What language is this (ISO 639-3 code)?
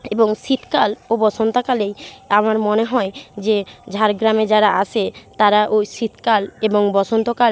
ben